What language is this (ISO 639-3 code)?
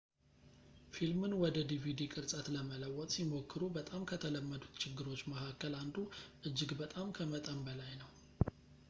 amh